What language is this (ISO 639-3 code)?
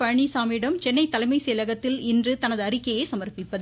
tam